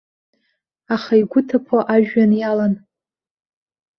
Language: Abkhazian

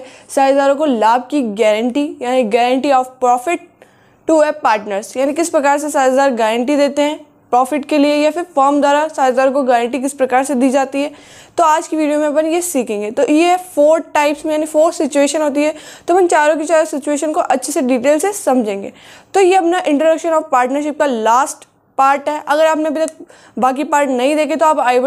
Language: Hindi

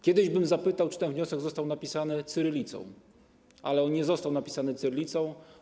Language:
Polish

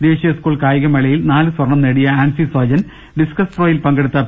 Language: Malayalam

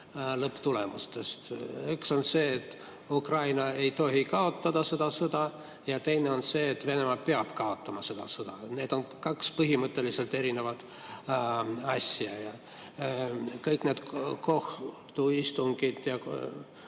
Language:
Estonian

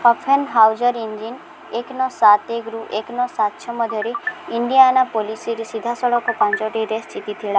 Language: Odia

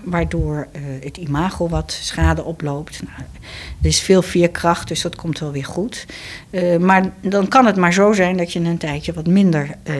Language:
Dutch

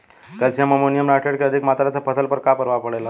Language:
Bhojpuri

